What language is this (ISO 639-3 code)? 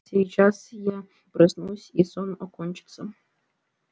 rus